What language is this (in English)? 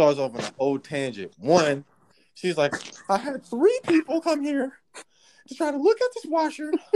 English